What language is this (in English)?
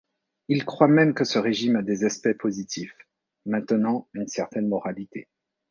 French